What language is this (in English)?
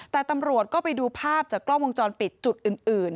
Thai